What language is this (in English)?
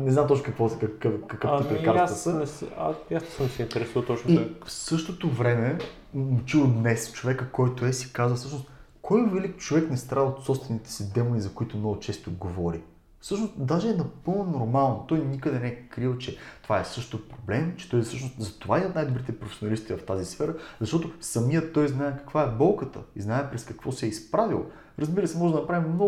Bulgarian